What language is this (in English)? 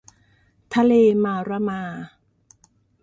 Thai